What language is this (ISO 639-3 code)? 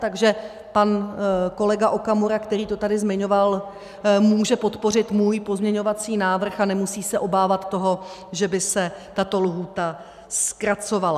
ces